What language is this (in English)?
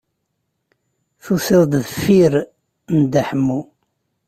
Kabyle